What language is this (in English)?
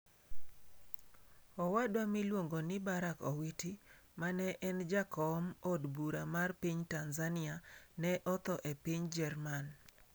Luo (Kenya and Tanzania)